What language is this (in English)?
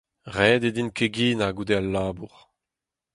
Breton